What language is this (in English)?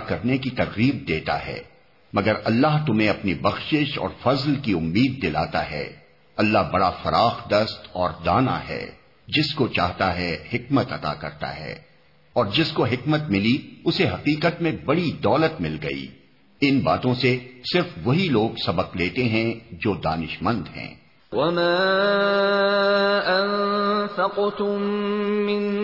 Urdu